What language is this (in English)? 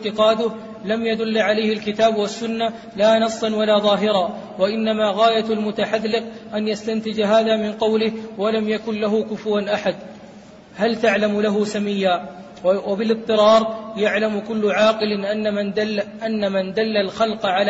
Arabic